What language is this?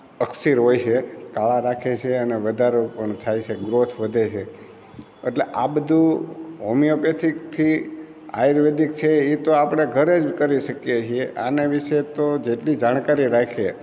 Gujarati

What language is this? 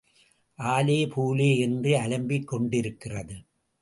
Tamil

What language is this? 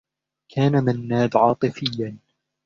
Arabic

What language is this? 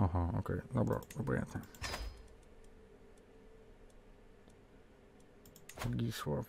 Polish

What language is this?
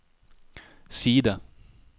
Norwegian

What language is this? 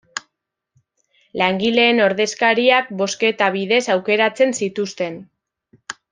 Basque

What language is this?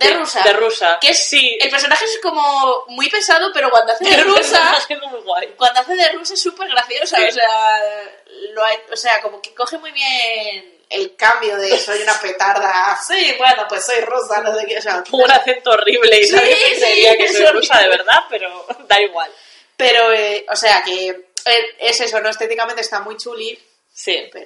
Spanish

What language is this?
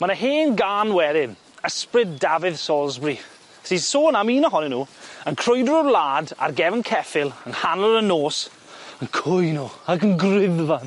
Welsh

